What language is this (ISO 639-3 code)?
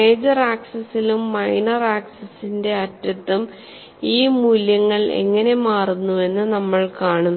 mal